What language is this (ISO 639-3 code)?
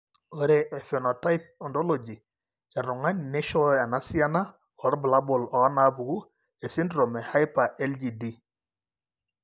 mas